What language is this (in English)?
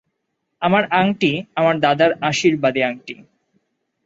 Bangla